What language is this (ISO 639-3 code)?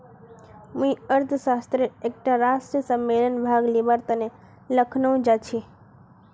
mag